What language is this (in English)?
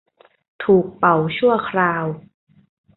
Thai